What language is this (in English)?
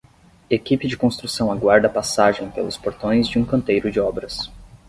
Portuguese